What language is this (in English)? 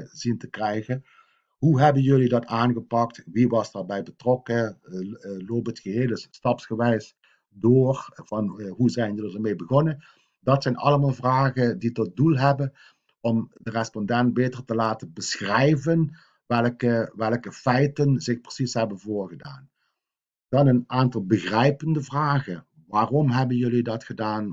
Dutch